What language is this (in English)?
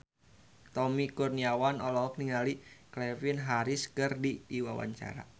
Sundanese